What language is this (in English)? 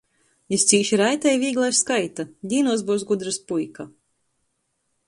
Latgalian